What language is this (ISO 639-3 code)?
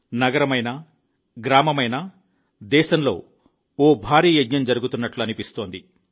tel